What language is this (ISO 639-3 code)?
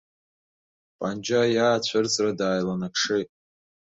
abk